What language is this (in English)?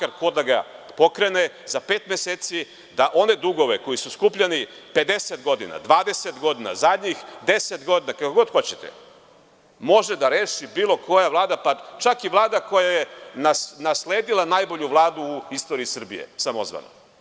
Serbian